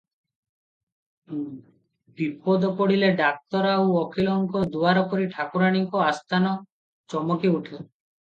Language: Odia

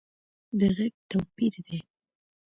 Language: Pashto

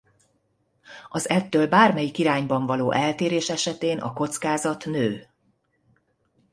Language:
Hungarian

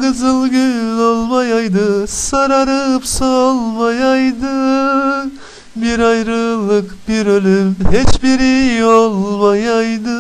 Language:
Turkish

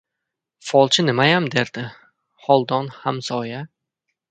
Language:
Uzbek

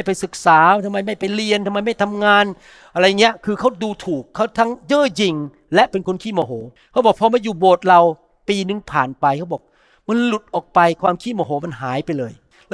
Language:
Thai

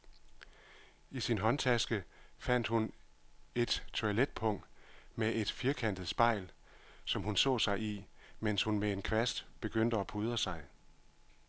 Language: Danish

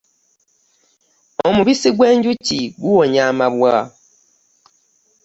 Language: Ganda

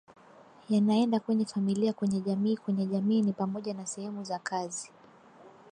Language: Swahili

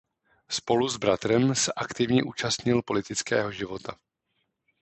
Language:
Czech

